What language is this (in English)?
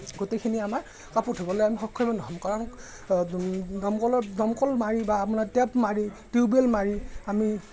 Assamese